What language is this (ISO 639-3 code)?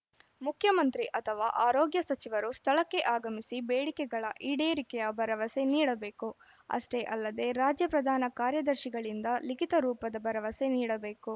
kan